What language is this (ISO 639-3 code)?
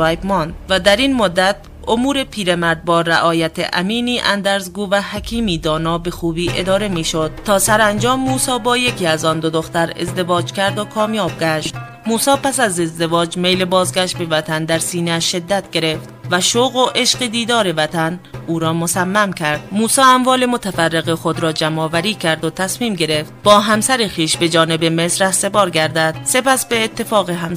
fas